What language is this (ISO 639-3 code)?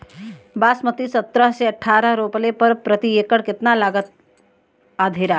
bho